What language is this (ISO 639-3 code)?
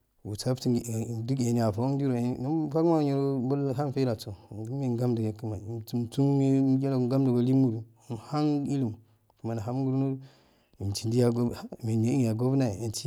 aal